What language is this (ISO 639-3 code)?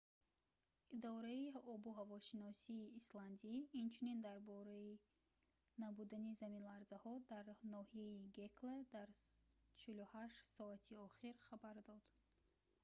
tgk